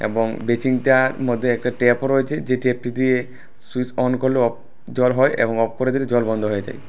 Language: Bangla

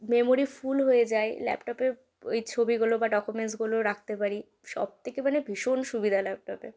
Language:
Bangla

